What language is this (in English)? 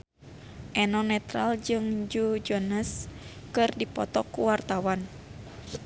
Sundanese